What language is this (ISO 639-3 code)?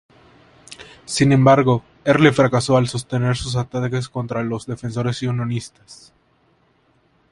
spa